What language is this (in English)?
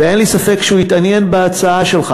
Hebrew